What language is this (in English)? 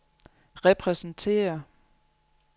Danish